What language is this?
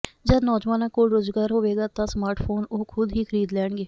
Punjabi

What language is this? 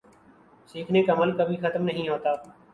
Urdu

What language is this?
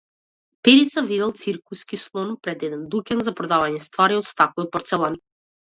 Macedonian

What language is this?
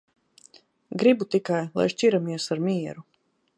Latvian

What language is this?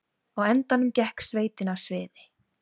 Icelandic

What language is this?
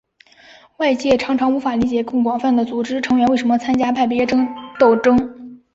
Chinese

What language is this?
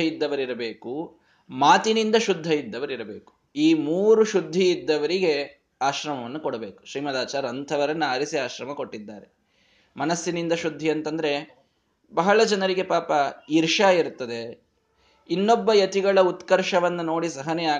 Kannada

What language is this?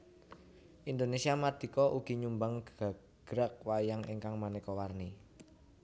Javanese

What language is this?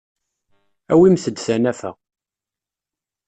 Kabyle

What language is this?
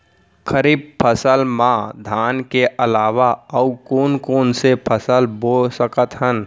Chhattisgarhi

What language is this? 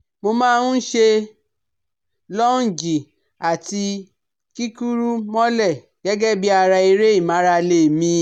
Yoruba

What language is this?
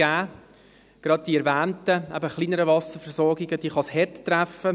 Swiss German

